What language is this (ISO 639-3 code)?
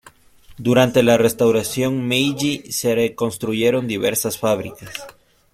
spa